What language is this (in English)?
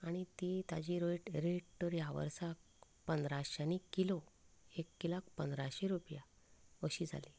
Konkani